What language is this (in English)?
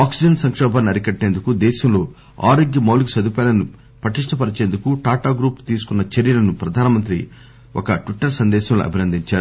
Telugu